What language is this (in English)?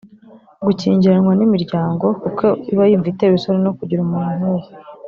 Kinyarwanda